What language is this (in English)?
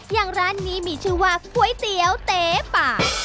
Thai